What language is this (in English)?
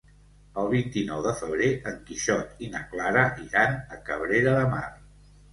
Catalan